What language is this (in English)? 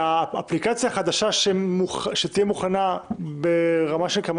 Hebrew